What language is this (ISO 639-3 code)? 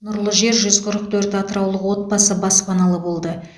kaz